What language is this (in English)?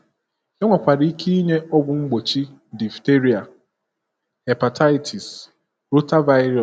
Igbo